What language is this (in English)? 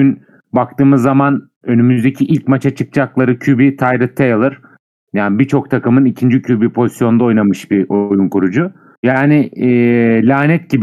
Turkish